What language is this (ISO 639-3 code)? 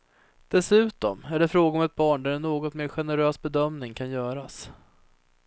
swe